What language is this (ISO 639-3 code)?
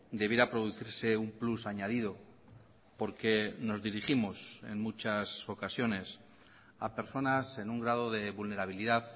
spa